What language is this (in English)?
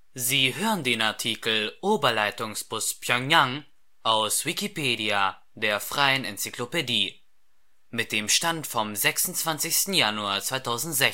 German